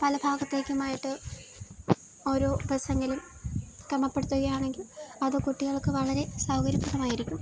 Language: Malayalam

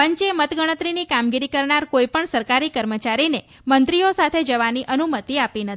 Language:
Gujarati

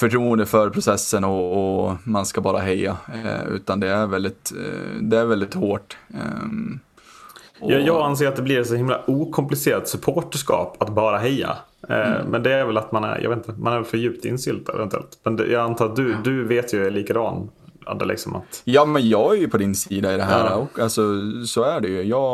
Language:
Swedish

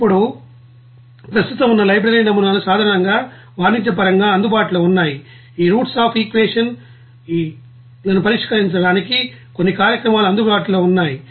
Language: Telugu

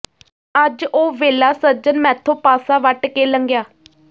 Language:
Punjabi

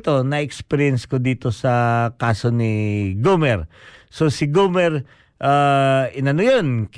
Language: Filipino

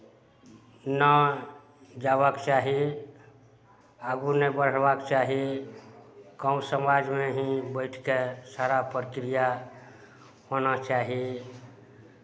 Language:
Maithili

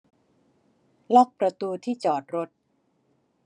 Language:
Thai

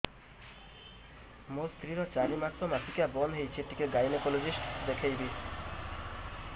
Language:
Odia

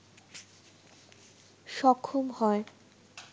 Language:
Bangla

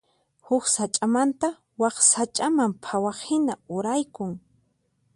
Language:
Puno Quechua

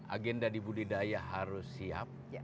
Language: Indonesian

